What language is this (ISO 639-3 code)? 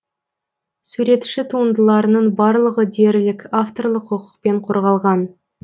kaz